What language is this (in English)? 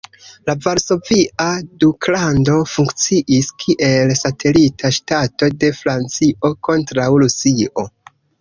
Esperanto